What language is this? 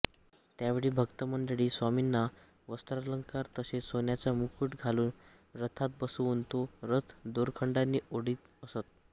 Marathi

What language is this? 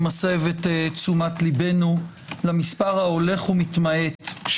Hebrew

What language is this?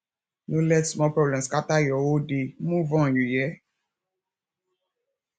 Nigerian Pidgin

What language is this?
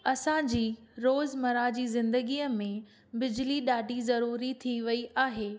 Sindhi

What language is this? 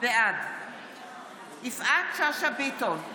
Hebrew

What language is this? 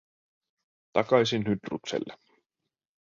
Finnish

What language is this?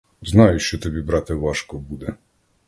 Ukrainian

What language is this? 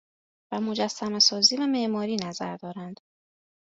Persian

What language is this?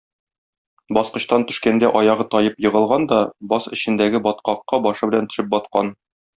Tatar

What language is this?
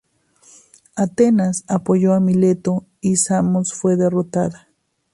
Spanish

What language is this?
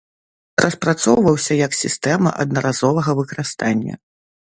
Belarusian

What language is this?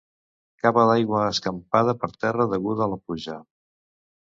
Catalan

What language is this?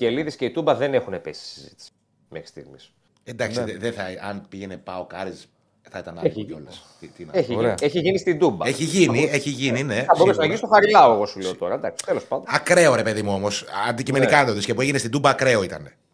Greek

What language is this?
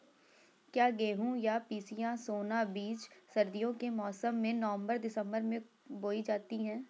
Hindi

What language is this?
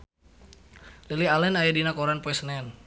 Sundanese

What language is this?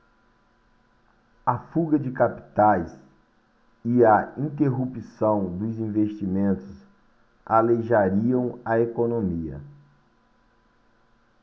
Portuguese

